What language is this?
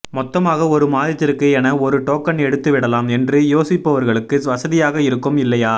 Tamil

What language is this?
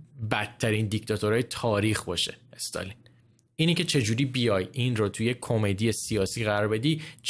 Persian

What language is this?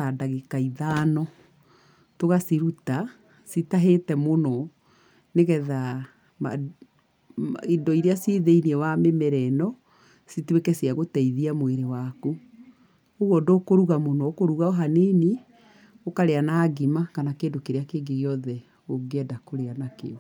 Kikuyu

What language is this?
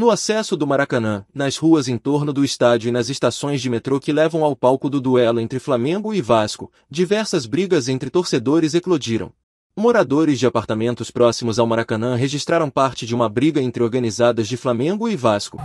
Portuguese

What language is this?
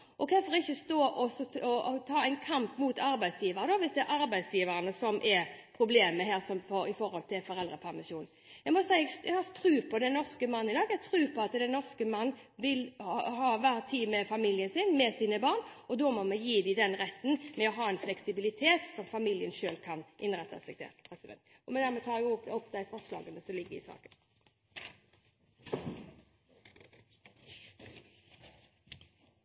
Norwegian Bokmål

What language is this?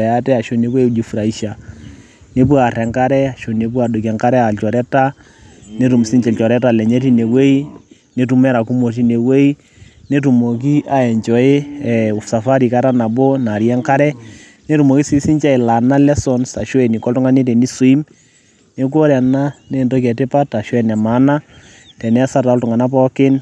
Masai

